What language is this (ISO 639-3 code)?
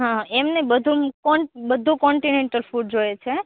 guj